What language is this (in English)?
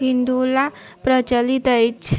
Maithili